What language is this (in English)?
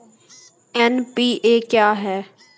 Maithili